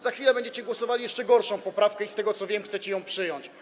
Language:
Polish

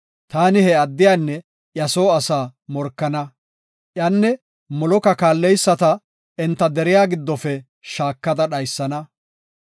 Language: Gofa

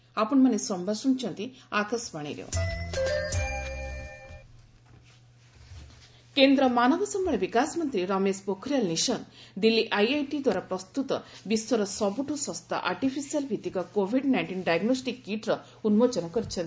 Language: Odia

